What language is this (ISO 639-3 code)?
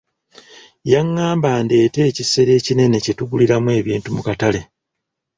lug